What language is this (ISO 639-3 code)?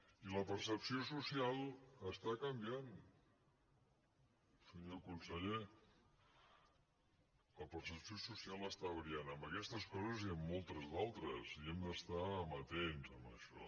cat